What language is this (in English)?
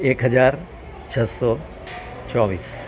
Gujarati